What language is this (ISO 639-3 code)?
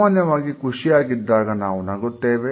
kan